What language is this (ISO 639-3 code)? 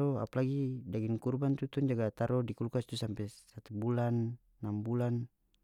max